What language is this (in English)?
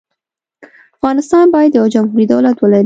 Pashto